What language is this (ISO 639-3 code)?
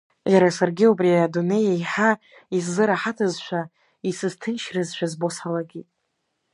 abk